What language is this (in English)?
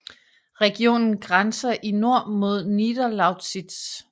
Danish